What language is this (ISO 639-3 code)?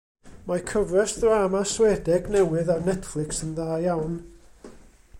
cym